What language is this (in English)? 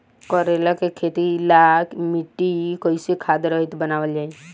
Bhojpuri